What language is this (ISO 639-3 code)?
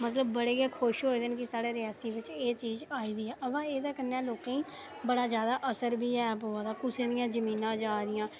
doi